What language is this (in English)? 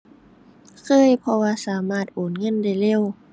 Thai